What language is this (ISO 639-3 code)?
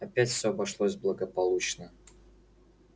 rus